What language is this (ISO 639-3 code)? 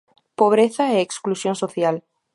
glg